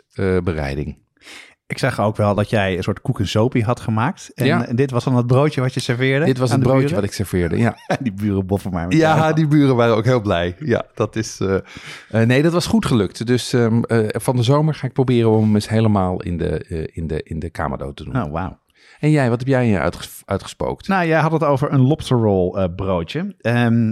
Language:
Dutch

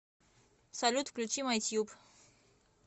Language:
Russian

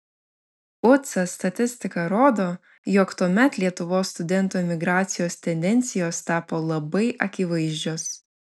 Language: Lithuanian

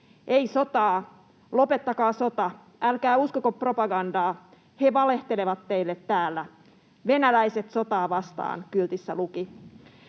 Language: Finnish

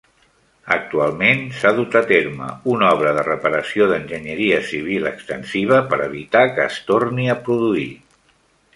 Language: Catalan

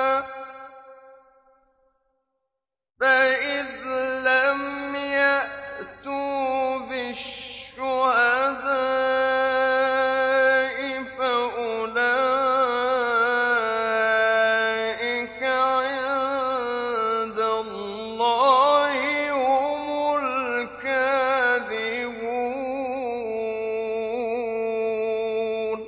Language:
Arabic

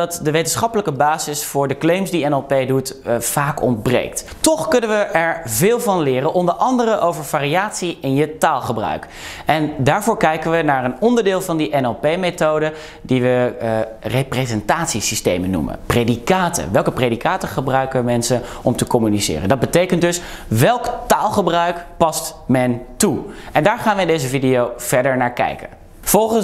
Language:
Dutch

